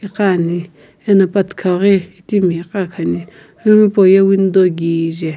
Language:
Sumi Naga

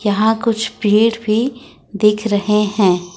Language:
Hindi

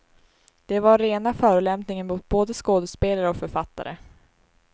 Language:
Swedish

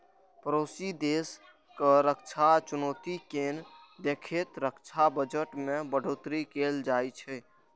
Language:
Maithili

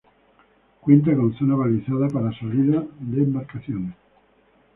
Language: Spanish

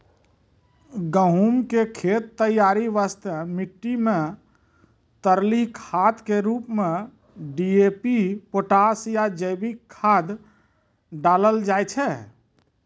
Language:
Maithili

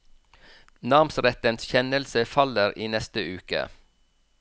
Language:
Norwegian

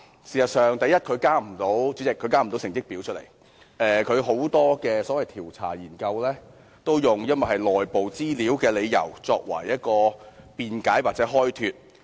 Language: Cantonese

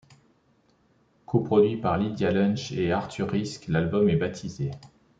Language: French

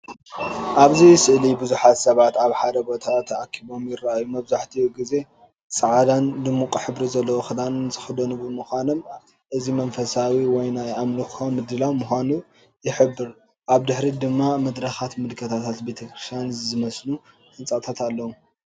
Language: Tigrinya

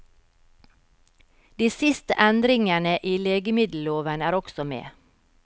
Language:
Norwegian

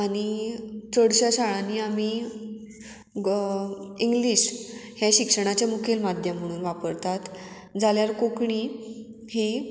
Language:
Konkani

